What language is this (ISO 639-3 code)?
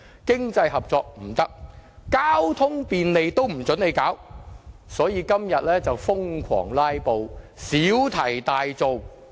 yue